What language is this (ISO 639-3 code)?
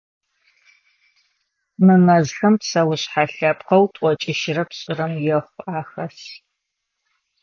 ady